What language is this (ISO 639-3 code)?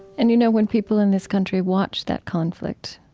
eng